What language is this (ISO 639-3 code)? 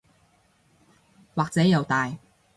yue